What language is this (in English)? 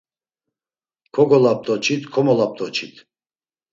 Laz